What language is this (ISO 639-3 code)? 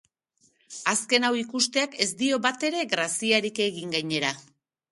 eus